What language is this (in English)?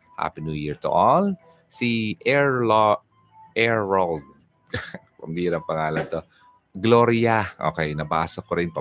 Filipino